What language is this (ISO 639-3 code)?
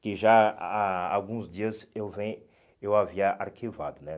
por